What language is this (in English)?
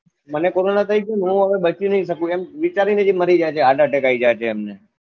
Gujarati